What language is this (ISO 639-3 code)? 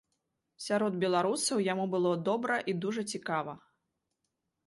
bel